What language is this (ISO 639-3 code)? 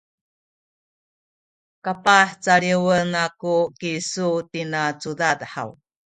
szy